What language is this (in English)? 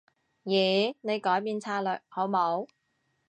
Cantonese